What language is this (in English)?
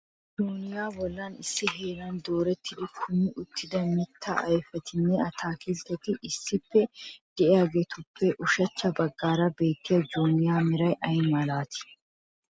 Wolaytta